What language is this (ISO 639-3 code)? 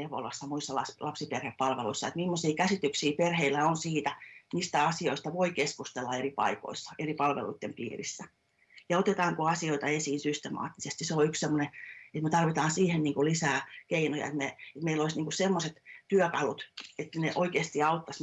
fin